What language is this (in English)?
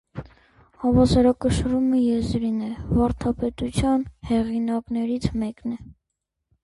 Armenian